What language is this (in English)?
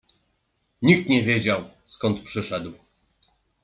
Polish